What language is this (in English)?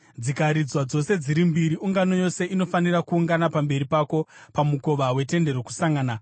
Shona